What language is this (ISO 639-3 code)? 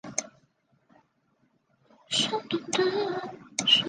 zho